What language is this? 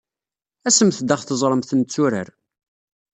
Kabyle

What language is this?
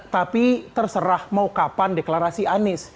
Indonesian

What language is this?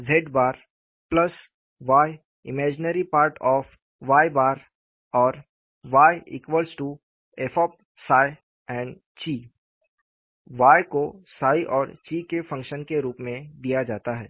Hindi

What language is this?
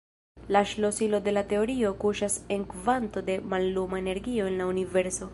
Esperanto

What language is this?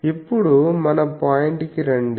Telugu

